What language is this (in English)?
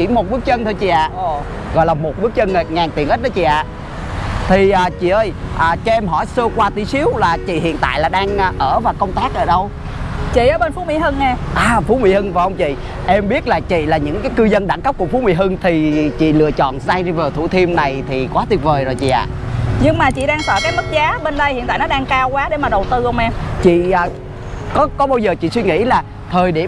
Vietnamese